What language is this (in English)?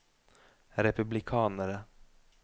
Norwegian